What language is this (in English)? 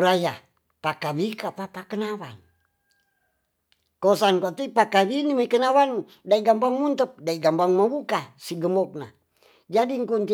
Tonsea